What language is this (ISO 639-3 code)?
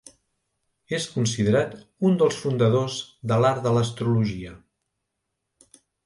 cat